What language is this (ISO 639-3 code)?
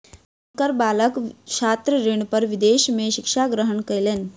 mai